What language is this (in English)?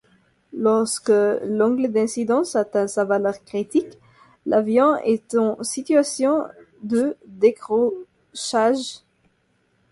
French